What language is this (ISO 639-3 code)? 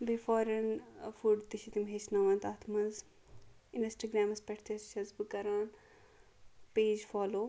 kas